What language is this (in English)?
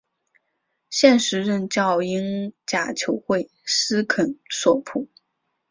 Chinese